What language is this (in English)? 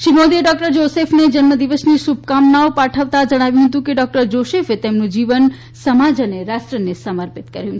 Gujarati